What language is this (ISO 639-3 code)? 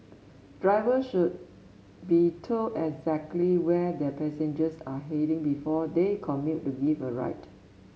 eng